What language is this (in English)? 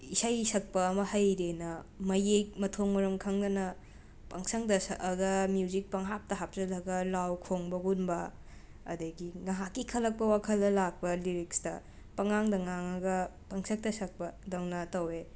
Manipuri